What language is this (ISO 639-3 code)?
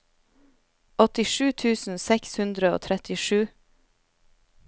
nor